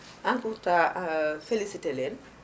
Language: Wolof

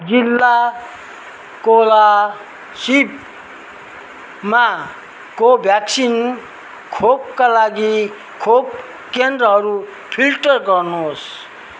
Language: Nepali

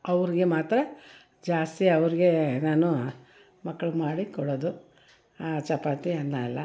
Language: Kannada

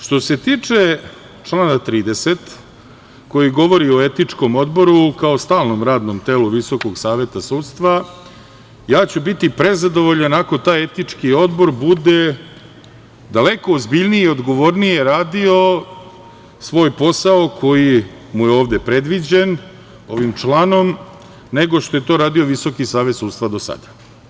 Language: Serbian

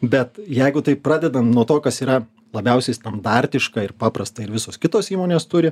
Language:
Lithuanian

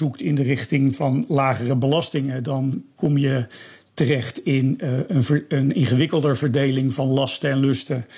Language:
Dutch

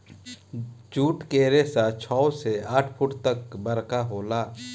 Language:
Bhojpuri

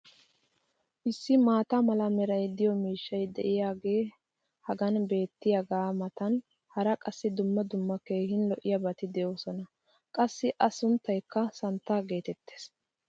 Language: Wolaytta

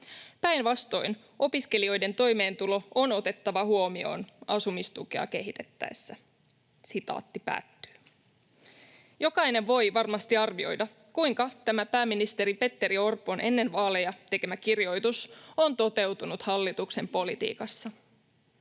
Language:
Finnish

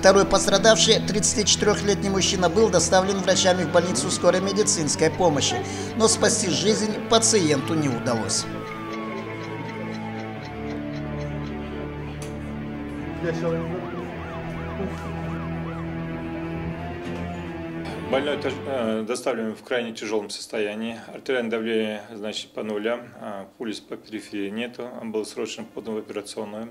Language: Russian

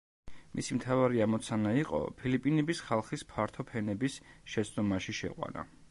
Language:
Georgian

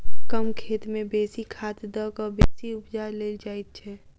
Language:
Maithili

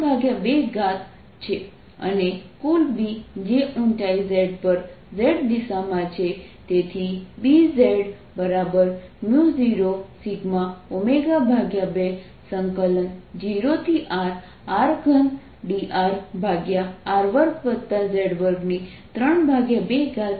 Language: Gujarati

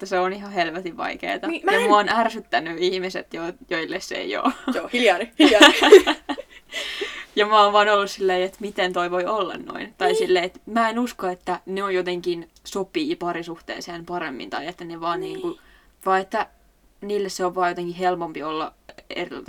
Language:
Finnish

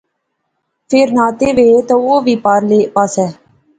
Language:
Pahari-Potwari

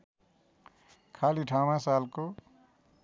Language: Nepali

